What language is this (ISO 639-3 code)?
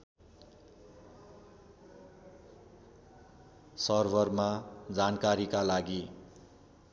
nep